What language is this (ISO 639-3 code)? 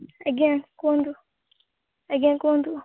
ori